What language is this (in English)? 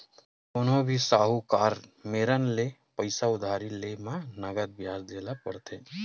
Chhattisgarhi